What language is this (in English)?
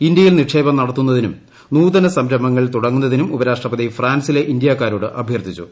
Malayalam